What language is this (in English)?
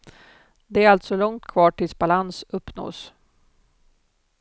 Swedish